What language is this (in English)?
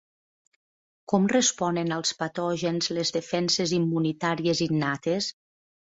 Catalan